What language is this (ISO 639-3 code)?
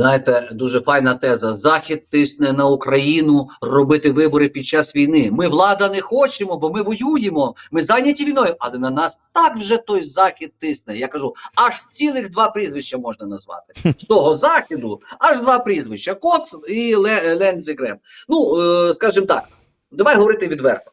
ukr